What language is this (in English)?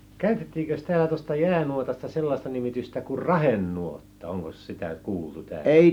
Finnish